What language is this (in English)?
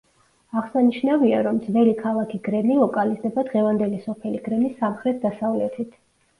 Georgian